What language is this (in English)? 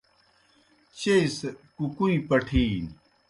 Kohistani Shina